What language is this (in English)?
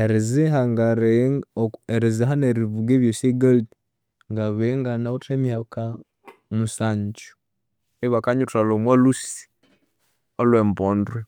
Konzo